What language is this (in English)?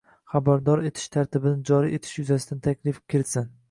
Uzbek